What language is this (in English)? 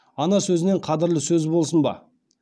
Kazakh